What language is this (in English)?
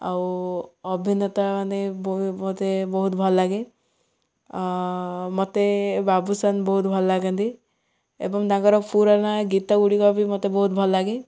Odia